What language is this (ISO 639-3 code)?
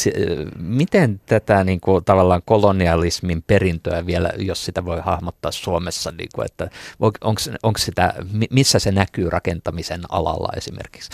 fin